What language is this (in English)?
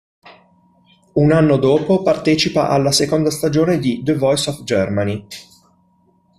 Italian